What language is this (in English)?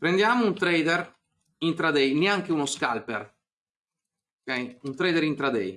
Italian